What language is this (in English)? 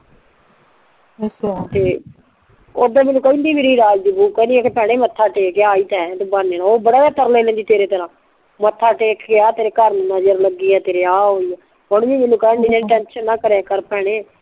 Punjabi